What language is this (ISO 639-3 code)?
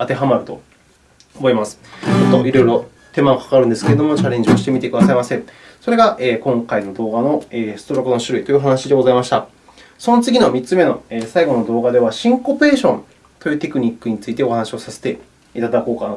jpn